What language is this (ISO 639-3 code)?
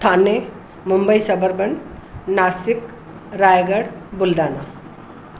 snd